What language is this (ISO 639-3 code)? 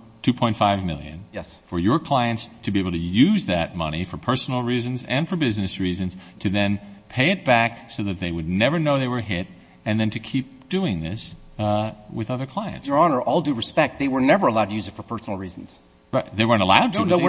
eng